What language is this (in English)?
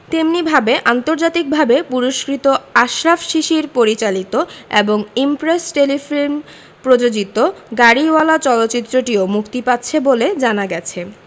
Bangla